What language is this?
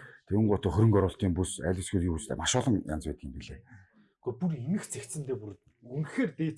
Korean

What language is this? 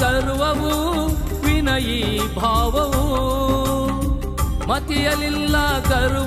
Arabic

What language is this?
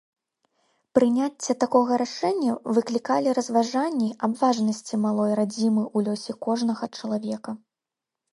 Belarusian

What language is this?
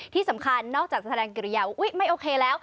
Thai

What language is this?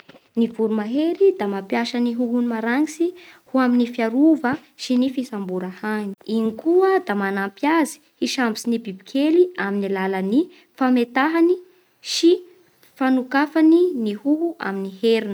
Bara Malagasy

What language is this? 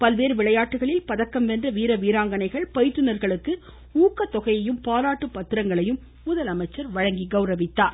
Tamil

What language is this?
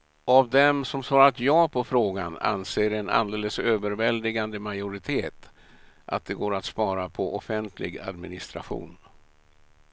Swedish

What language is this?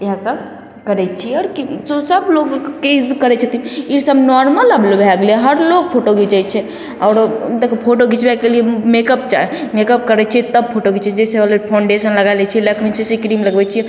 Maithili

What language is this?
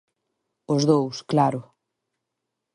Galician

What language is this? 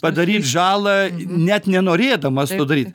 Lithuanian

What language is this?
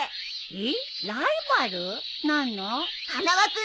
Japanese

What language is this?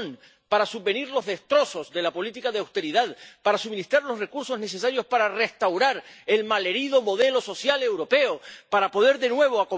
Spanish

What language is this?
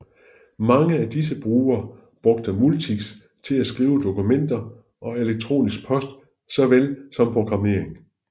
Danish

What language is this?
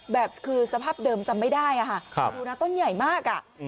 Thai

